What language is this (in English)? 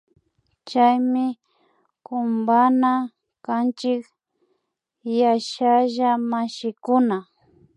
Imbabura Highland Quichua